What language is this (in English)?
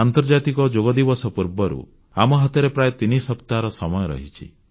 Odia